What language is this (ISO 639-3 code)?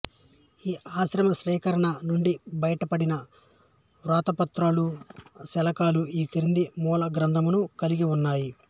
tel